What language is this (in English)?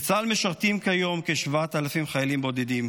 Hebrew